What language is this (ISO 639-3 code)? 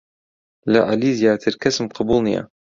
ckb